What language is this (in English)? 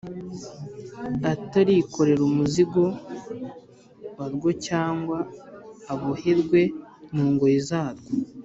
Kinyarwanda